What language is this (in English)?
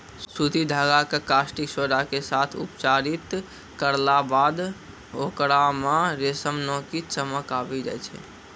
Maithili